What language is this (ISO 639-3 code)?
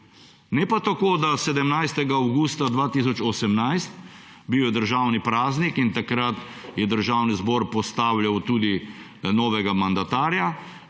slv